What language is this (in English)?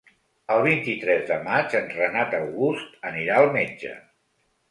Catalan